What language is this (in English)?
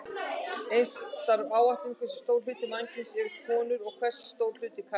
Icelandic